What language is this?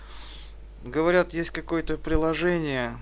Russian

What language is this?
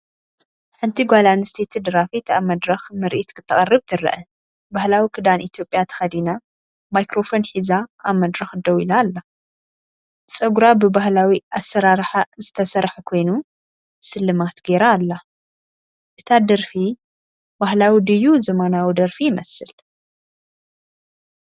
Tigrinya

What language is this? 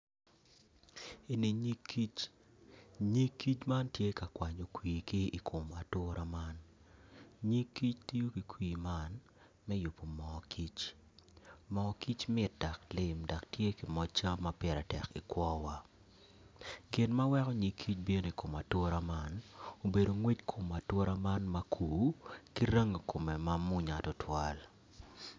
Acoli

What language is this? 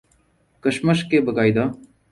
Urdu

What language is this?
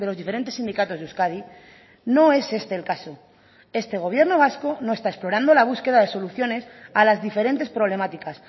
Spanish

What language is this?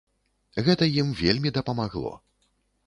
Belarusian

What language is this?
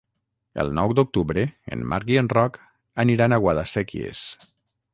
Catalan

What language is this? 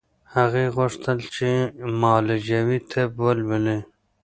Pashto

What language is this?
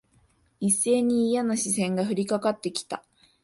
Japanese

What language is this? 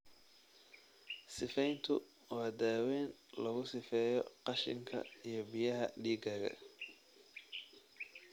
Somali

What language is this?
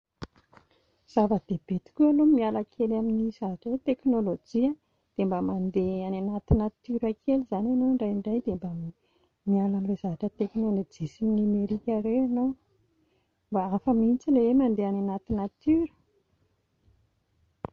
Malagasy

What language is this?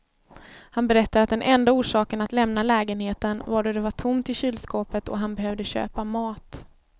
Swedish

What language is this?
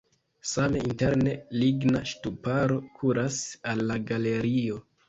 Esperanto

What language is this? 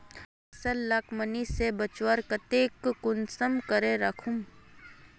Magahi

